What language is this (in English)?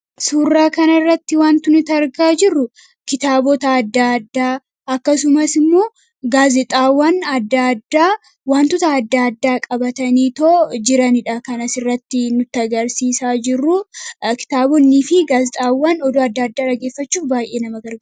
Oromo